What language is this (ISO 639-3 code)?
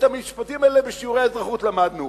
heb